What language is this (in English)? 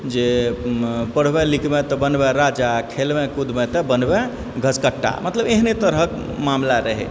Maithili